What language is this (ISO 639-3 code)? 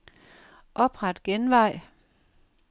dan